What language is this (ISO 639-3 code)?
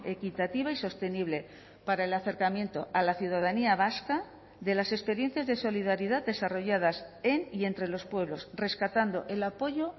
spa